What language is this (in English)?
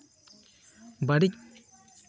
Santali